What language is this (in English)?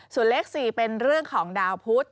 Thai